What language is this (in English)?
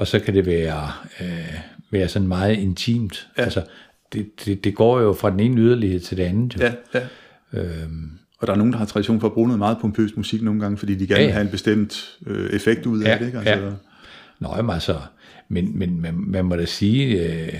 Danish